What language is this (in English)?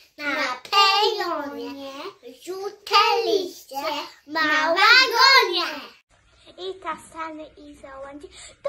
Polish